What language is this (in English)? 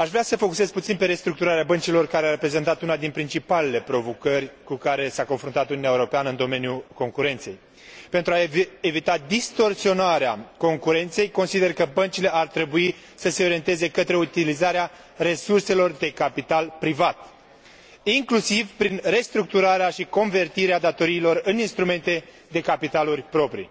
Romanian